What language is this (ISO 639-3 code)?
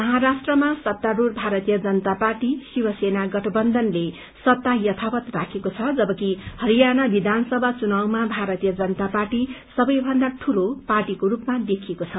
nep